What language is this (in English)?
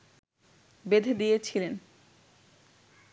Bangla